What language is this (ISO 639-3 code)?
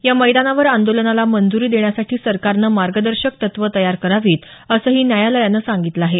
mar